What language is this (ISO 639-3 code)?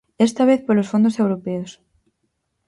glg